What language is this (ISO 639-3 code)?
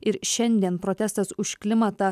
lit